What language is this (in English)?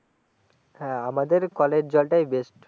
Bangla